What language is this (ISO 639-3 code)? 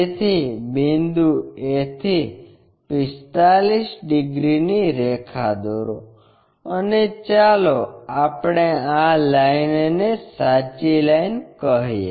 guj